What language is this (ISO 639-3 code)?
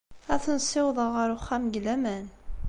kab